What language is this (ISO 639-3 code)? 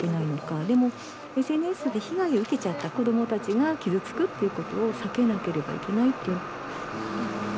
jpn